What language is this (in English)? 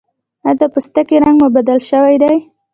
Pashto